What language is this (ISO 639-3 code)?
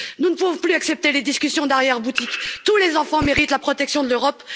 fra